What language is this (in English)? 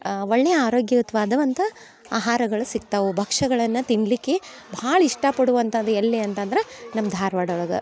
Kannada